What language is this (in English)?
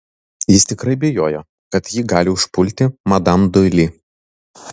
Lithuanian